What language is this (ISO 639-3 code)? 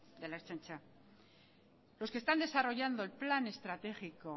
spa